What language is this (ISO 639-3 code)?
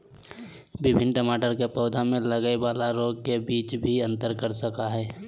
mag